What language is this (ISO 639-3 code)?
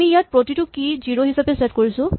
asm